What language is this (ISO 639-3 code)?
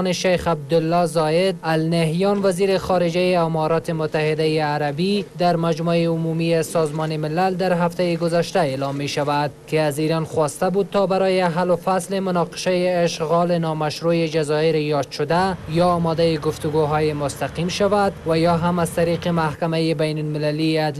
fas